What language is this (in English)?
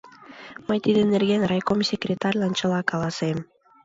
Mari